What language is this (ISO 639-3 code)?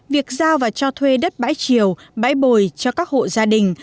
vie